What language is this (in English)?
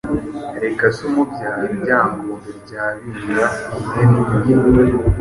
Kinyarwanda